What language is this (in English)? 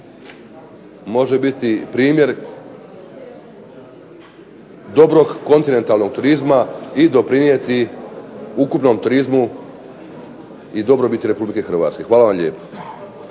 Croatian